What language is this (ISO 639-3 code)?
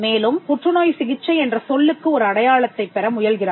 tam